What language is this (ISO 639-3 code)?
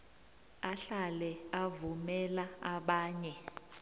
nbl